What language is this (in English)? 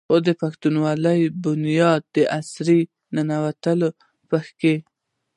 Pashto